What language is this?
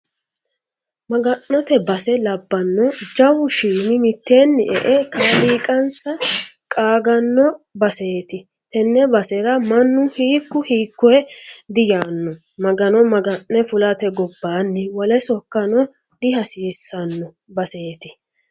Sidamo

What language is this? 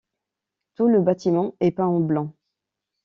French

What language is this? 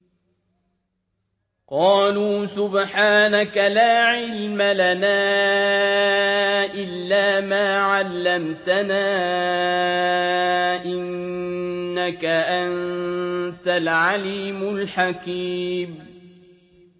Arabic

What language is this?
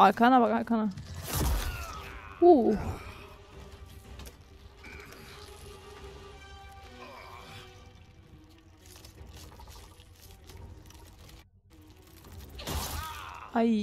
Turkish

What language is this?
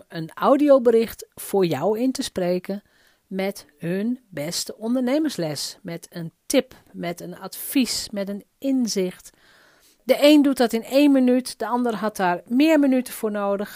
Dutch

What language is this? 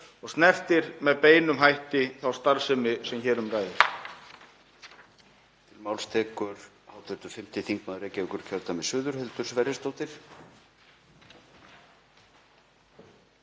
Icelandic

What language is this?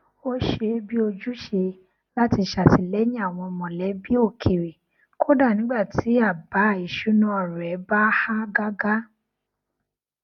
Yoruba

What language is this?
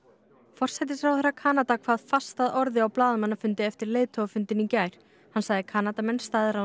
Icelandic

